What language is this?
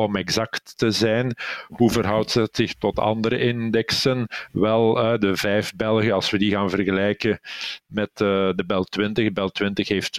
Dutch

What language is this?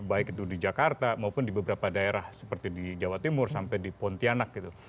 Indonesian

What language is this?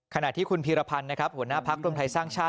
Thai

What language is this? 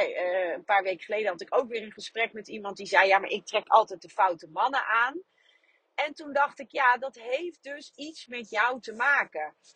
Dutch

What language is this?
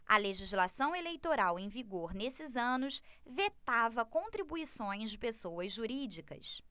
Portuguese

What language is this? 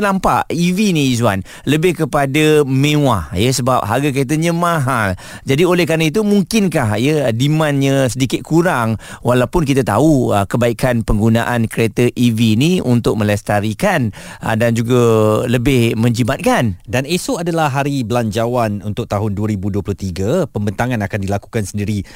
Malay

